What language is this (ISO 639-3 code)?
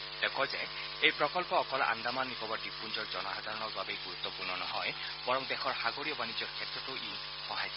asm